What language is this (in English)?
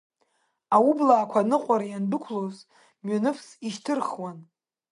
Abkhazian